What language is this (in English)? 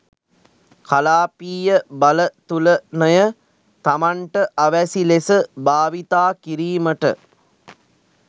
Sinhala